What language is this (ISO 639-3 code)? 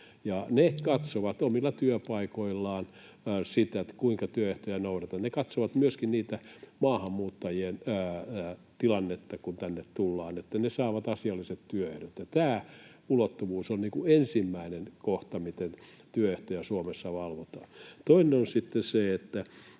fin